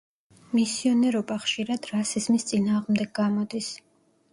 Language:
Georgian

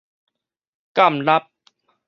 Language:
Min Nan Chinese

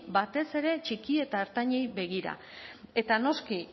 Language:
Basque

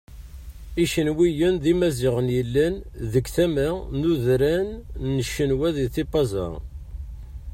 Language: Kabyle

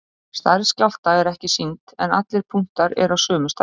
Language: Icelandic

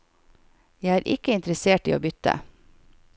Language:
Norwegian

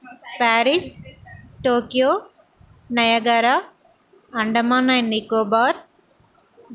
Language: Telugu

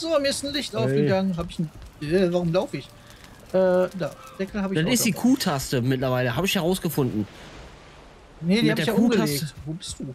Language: German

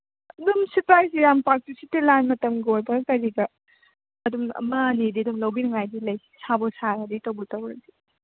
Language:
Manipuri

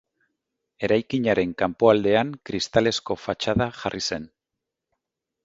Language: Basque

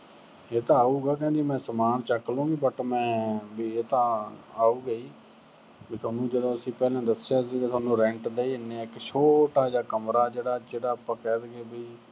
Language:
Punjabi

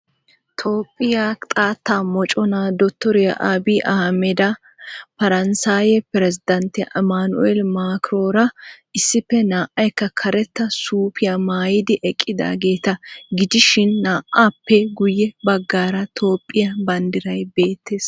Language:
Wolaytta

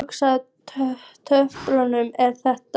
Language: Icelandic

